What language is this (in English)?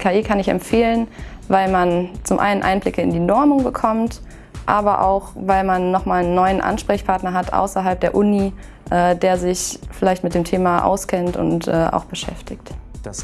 German